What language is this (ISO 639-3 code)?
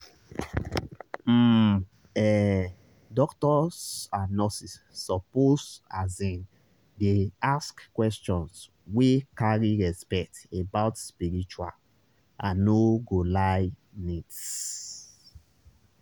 pcm